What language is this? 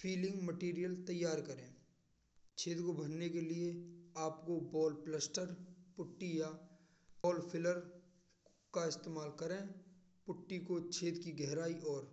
Braj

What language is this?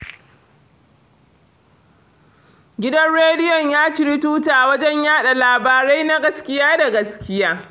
Hausa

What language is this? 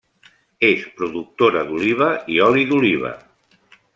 Catalan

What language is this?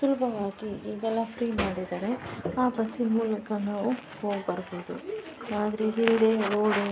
Kannada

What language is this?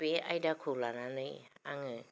Bodo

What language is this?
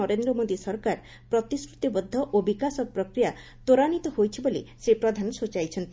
Odia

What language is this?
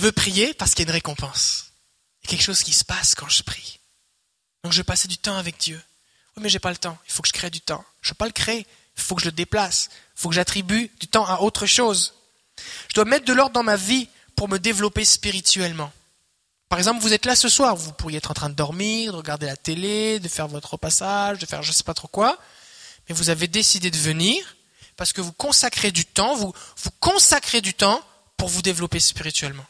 French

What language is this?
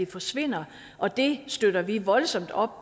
Danish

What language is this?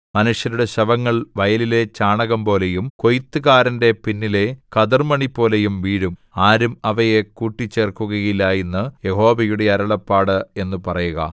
Malayalam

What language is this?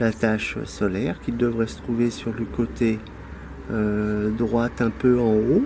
French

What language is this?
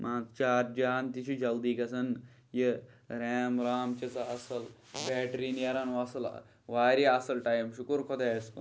Kashmiri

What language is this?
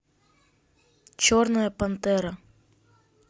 Russian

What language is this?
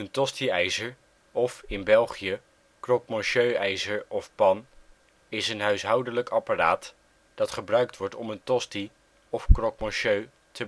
Dutch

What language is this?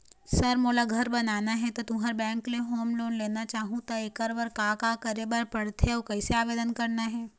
Chhattisgarhi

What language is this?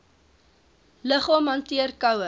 Afrikaans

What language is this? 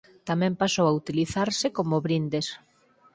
Galician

